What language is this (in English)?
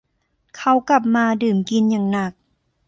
Thai